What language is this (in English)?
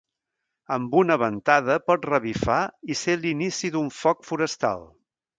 Catalan